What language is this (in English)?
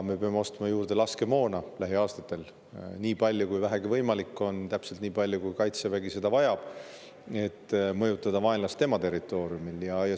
Estonian